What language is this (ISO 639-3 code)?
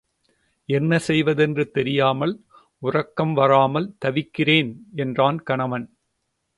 tam